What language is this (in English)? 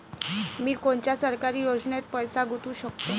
Marathi